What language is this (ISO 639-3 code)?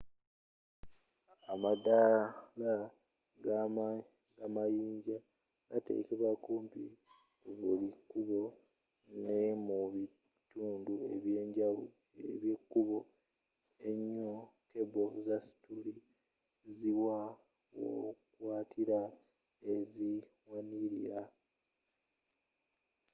lug